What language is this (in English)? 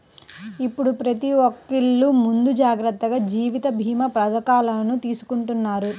Telugu